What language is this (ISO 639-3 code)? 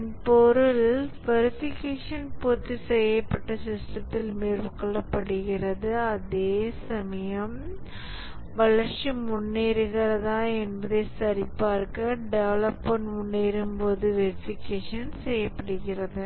tam